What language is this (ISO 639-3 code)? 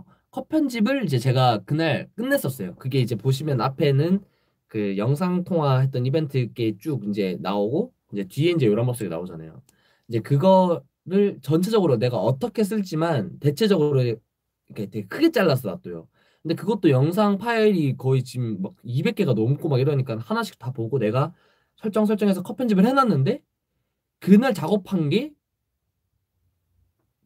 kor